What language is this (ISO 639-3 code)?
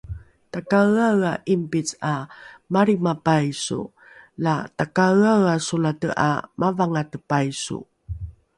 dru